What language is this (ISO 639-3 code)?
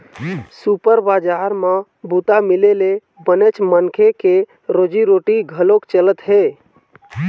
hne